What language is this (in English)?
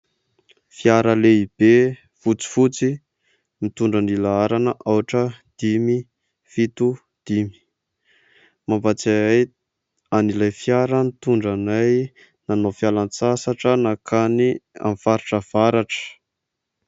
Malagasy